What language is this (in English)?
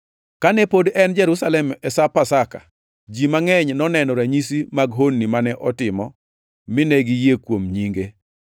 Luo (Kenya and Tanzania)